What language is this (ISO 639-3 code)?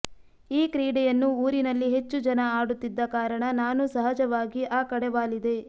kan